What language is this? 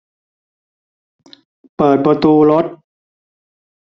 Thai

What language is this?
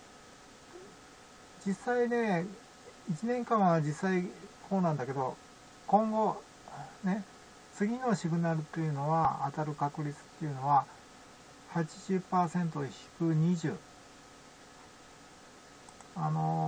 Japanese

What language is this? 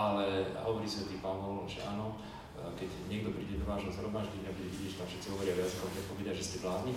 Slovak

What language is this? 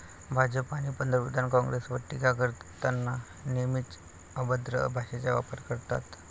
Marathi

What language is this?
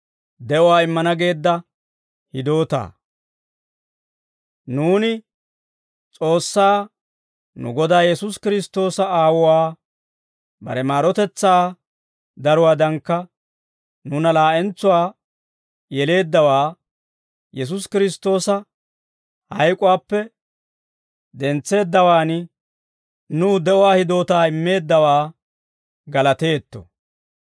Dawro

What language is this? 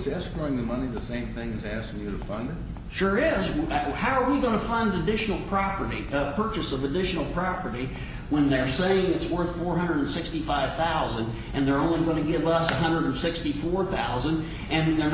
English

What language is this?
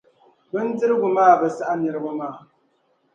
Dagbani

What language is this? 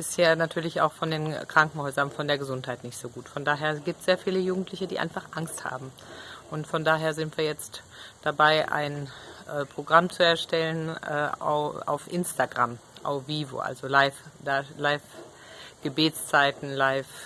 German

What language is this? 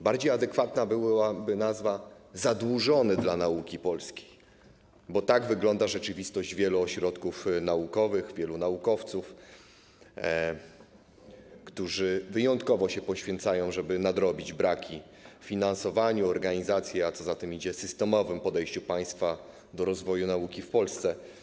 Polish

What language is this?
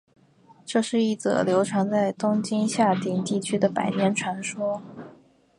Chinese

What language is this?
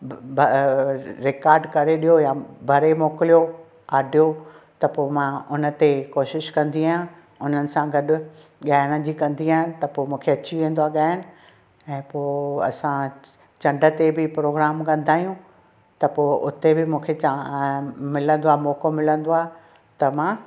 Sindhi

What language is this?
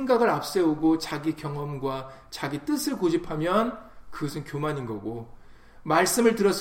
Korean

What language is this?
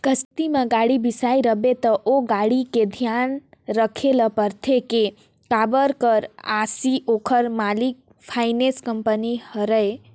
Chhattisgarhi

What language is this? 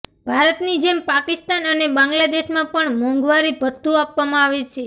Gujarati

